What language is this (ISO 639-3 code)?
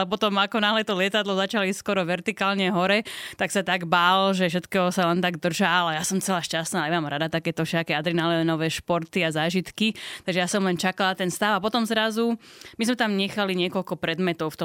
slk